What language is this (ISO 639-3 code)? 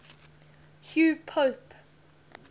eng